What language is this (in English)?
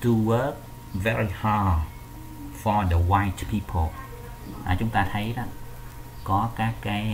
Vietnamese